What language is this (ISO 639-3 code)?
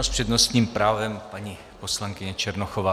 ces